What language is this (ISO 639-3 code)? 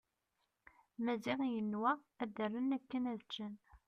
kab